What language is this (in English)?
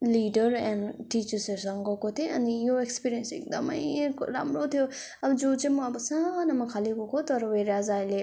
Nepali